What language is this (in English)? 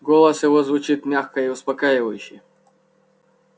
Russian